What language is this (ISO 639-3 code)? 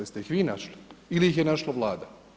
hrv